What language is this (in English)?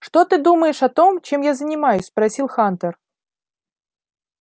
Russian